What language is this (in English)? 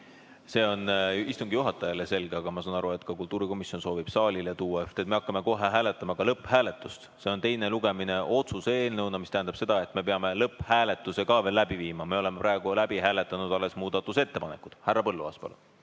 Estonian